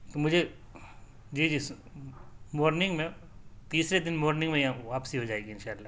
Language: Urdu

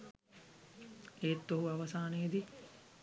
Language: Sinhala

